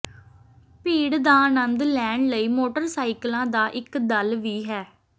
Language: Punjabi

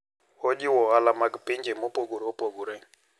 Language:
Luo (Kenya and Tanzania)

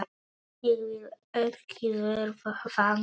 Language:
Icelandic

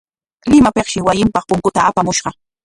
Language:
Corongo Ancash Quechua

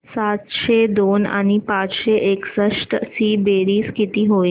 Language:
Marathi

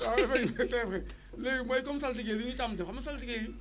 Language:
Wolof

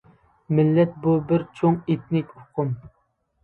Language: Uyghur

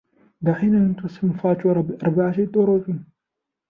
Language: Arabic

